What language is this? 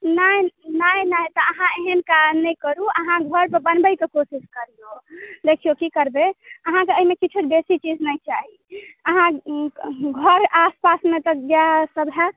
Maithili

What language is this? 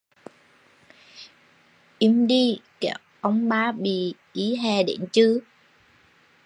Vietnamese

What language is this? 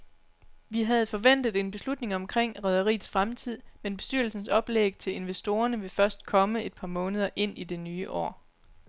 Danish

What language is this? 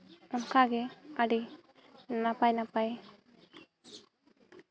Santali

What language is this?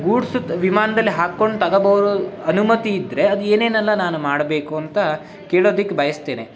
Kannada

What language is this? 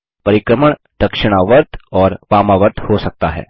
Hindi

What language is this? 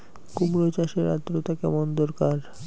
Bangla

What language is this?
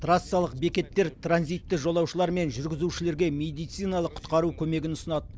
Kazakh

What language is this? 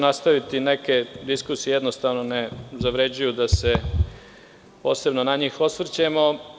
Serbian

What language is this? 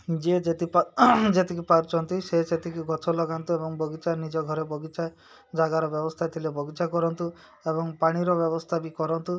Odia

